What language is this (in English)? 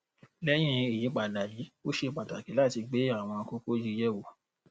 Yoruba